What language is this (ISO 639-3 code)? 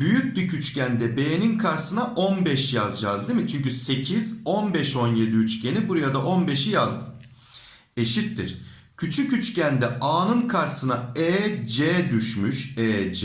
tur